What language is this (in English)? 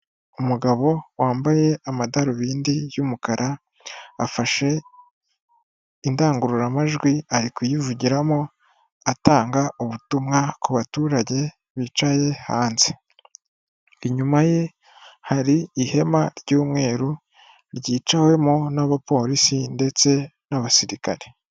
Kinyarwanda